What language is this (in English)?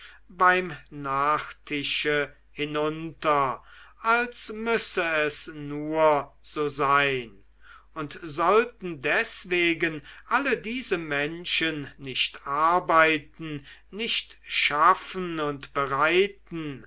German